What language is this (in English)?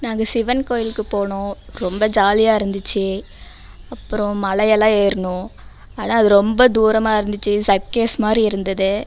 Tamil